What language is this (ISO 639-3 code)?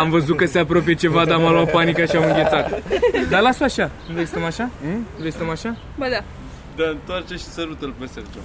ron